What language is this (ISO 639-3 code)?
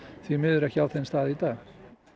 isl